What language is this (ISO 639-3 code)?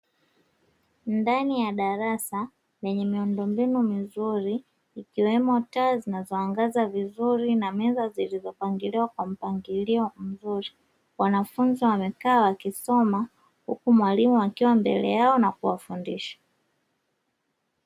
swa